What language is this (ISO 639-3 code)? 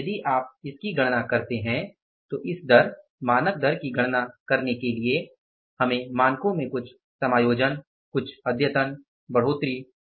hin